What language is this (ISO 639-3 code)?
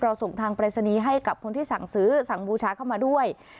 tha